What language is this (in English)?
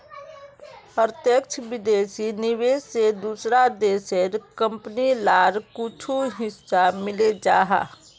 Magahi